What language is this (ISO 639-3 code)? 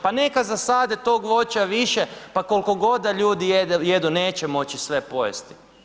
hrv